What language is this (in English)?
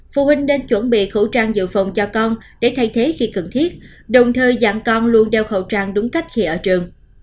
Vietnamese